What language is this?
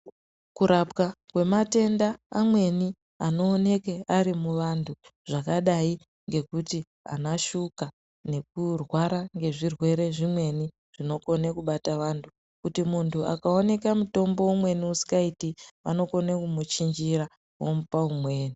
Ndau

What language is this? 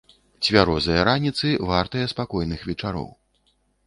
Belarusian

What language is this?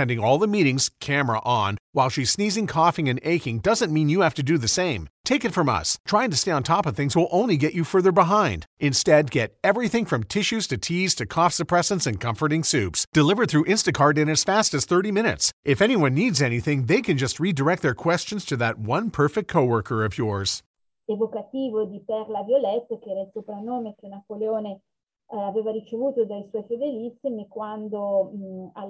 Italian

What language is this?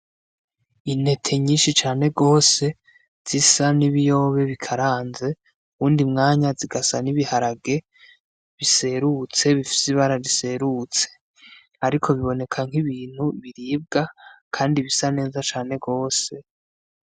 Rundi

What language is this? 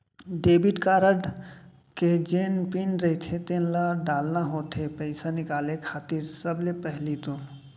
Chhattisgarhi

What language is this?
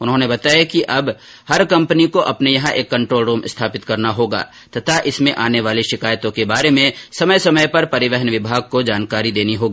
Hindi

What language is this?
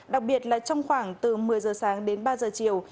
Vietnamese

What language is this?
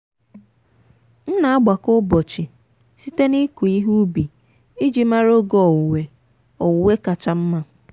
Igbo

